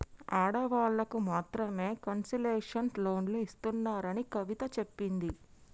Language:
Telugu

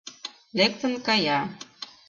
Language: Mari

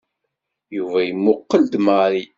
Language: Kabyle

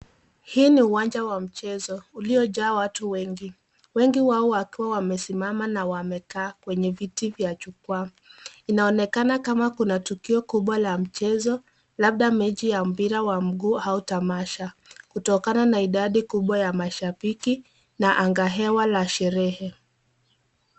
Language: Swahili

